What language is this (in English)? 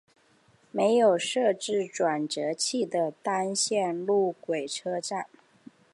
Chinese